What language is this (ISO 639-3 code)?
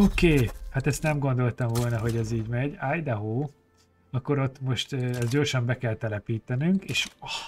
hun